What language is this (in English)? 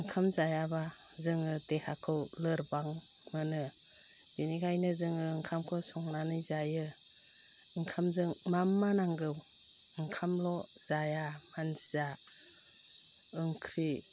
Bodo